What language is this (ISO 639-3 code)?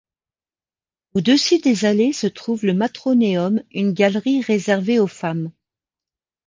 fra